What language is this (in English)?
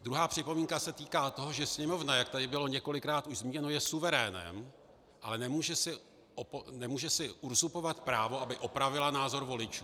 Czech